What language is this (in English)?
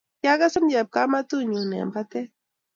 Kalenjin